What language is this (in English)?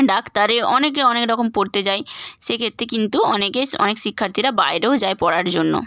Bangla